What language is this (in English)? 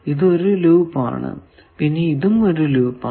Malayalam